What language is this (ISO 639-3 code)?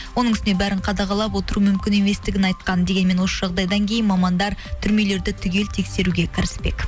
kaz